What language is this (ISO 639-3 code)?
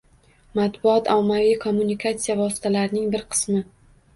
uzb